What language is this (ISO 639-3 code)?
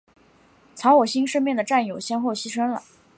zho